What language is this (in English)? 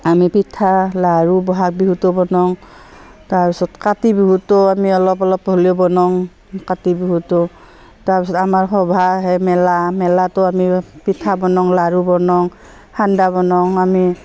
Assamese